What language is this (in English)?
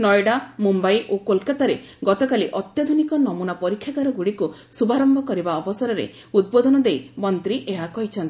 Odia